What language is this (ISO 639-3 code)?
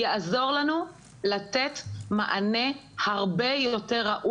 heb